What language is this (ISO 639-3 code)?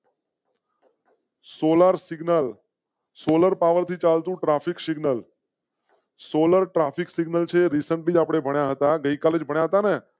guj